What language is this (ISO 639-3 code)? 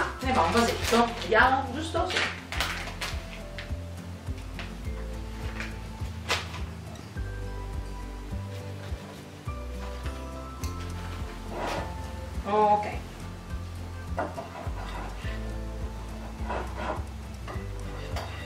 ita